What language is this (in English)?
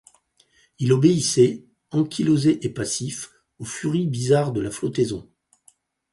French